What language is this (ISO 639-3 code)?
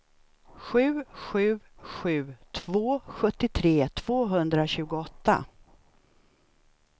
swe